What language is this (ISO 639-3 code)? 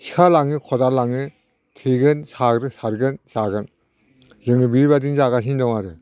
brx